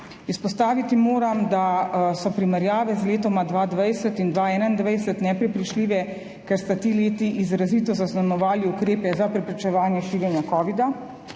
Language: Slovenian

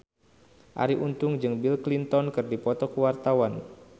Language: Sundanese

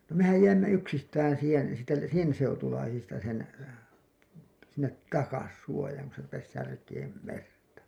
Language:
Finnish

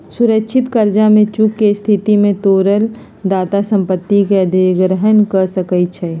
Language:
Magahi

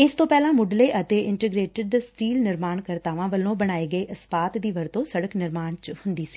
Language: Punjabi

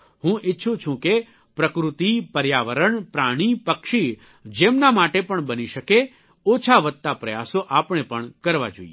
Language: Gujarati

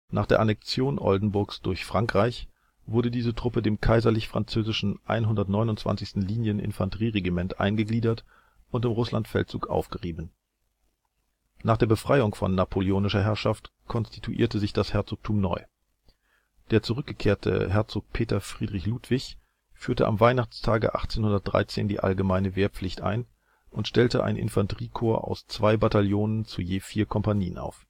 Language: German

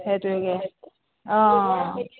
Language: Assamese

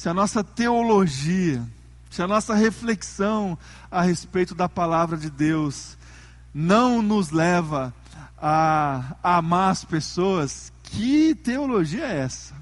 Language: Portuguese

